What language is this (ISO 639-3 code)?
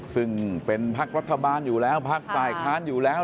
tha